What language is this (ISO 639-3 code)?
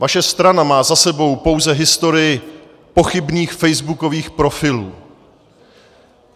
ces